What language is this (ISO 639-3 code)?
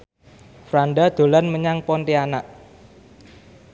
jav